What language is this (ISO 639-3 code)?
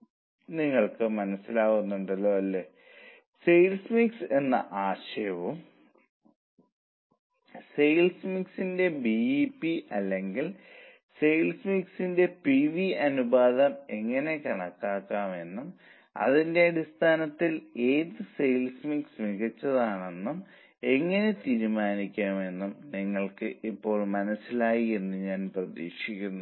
mal